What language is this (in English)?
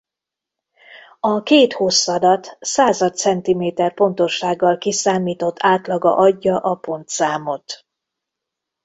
Hungarian